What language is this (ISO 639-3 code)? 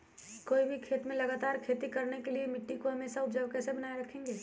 mag